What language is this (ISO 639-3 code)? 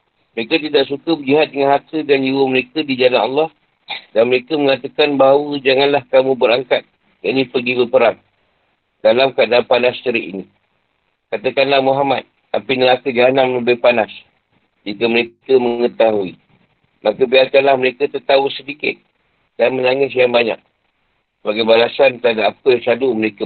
msa